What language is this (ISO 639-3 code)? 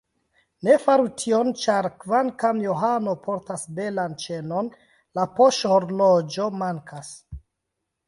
epo